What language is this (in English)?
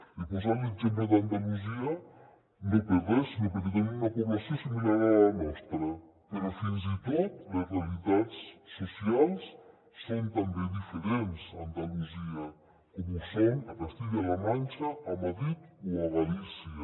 Catalan